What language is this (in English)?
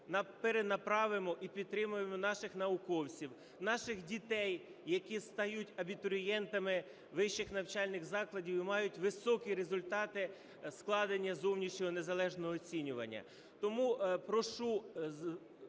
Ukrainian